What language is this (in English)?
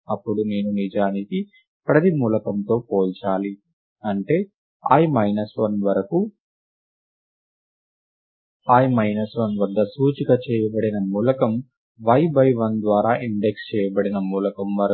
Telugu